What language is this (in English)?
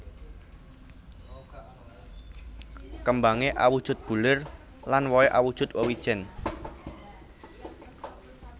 Javanese